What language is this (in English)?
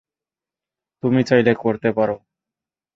Bangla